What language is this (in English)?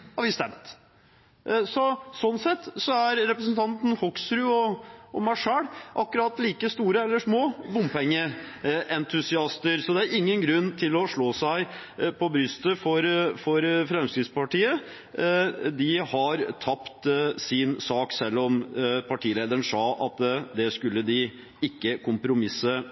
Norwegian Bokmål